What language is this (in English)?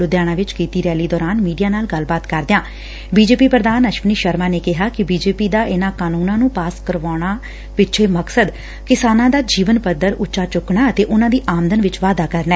Punjabi